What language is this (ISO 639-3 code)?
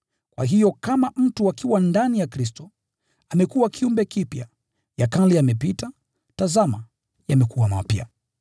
swa